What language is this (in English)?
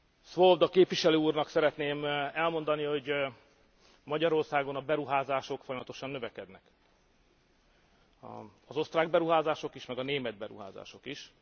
Hungarian